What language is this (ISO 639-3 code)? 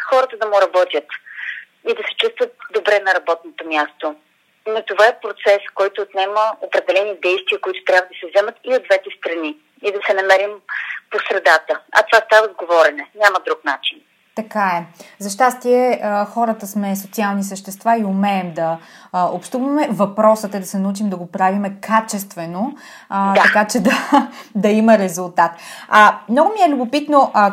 bul